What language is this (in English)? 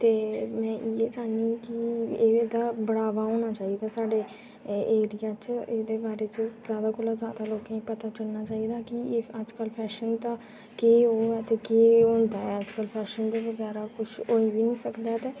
Dogri